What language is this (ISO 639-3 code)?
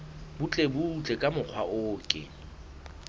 sot